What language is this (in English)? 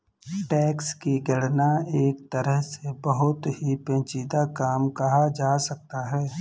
Hindi